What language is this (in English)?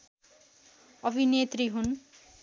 Nepali